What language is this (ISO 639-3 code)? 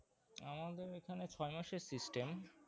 ben